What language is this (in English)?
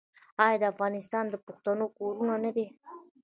Pashto